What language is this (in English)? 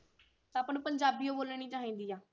Punjabi